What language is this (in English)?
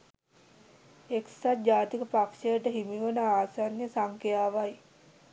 Sinhala